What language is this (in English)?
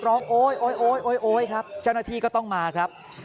Thai